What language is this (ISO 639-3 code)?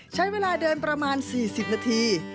tha